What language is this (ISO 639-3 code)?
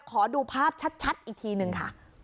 tha